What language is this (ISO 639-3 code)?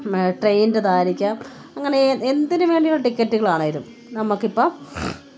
mal